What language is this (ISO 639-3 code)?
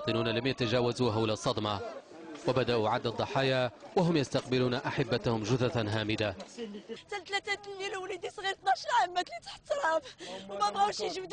ara